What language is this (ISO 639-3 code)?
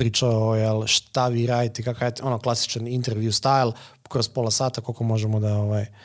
hrv